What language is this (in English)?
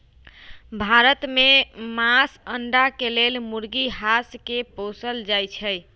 Magahi